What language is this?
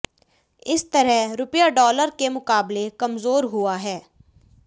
Hindi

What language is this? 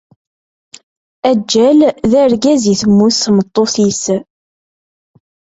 Kabyle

